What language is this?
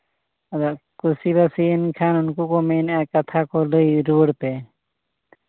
Santali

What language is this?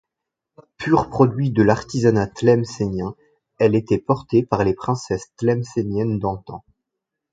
French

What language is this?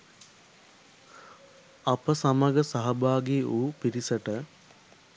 Sinhala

